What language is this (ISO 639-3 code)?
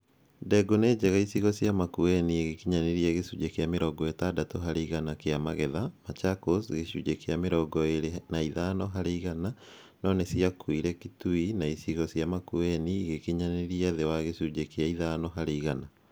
kik